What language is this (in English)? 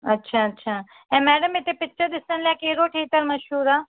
Sindhi